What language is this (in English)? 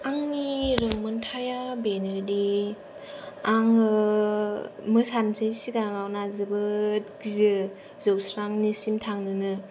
Bodo